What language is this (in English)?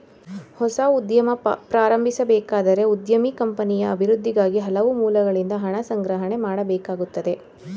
Kannada